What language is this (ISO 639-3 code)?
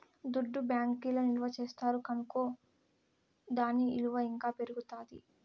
tel